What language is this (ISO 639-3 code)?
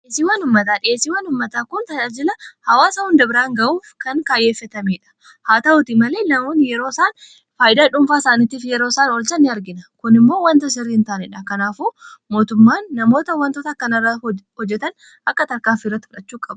orm